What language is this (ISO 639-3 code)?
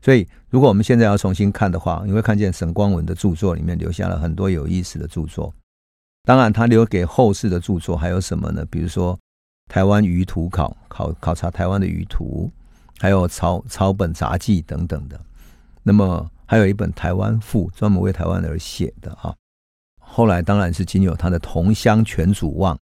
zho